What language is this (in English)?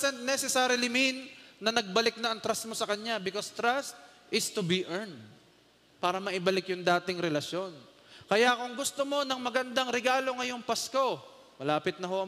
Filipino